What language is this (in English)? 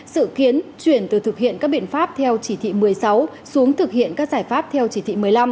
Vietnamese